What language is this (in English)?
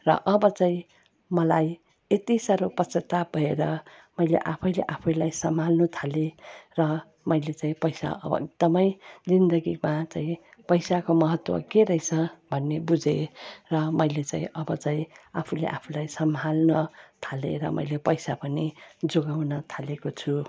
Nepali